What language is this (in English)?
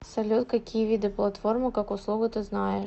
Russian